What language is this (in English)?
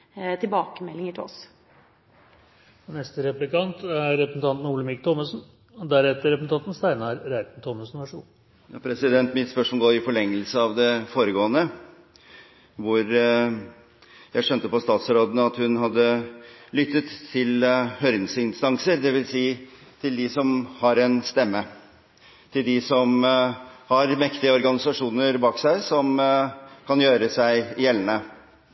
Norwegian Bokmål